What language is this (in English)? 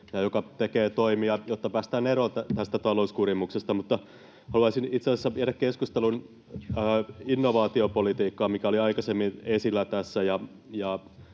Finnish